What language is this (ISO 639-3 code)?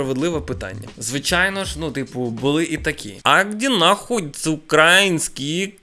ukr